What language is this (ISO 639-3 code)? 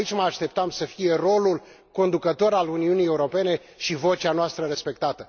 ron